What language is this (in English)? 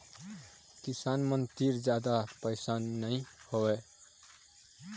Chhattisgarhi